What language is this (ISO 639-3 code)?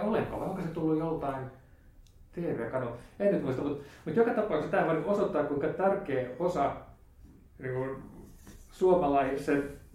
fin